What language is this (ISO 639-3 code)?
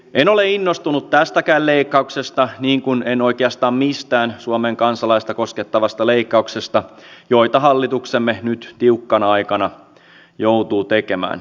fin